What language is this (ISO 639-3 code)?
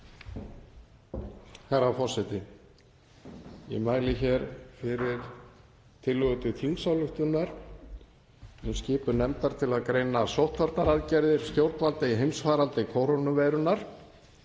isl